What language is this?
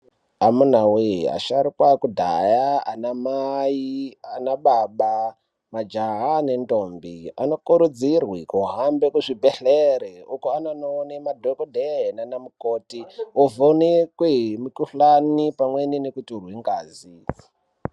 Ndau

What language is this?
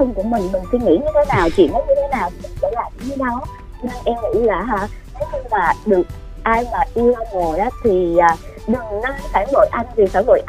Vietnamese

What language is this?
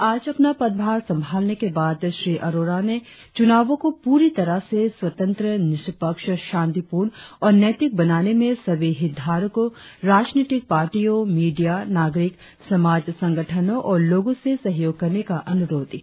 Hindi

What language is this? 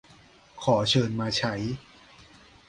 Thai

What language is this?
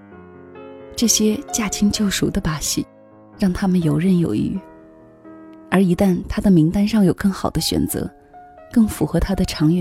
Chinese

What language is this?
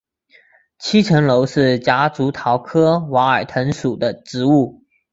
Chinese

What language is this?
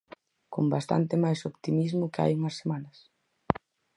Galician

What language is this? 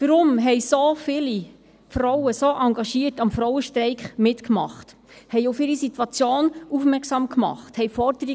Swiss German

